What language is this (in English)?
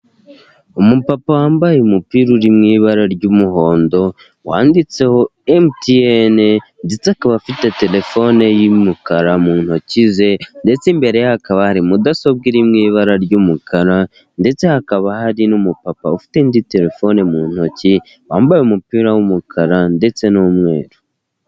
Kinyarwanda